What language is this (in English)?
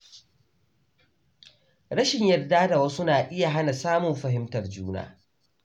Hausa